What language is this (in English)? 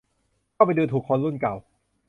Thai